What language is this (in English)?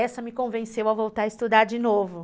Portuguese